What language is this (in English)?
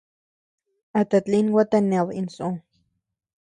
Tepeuxila Cuicatec